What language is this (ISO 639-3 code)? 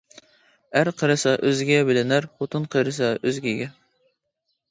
uig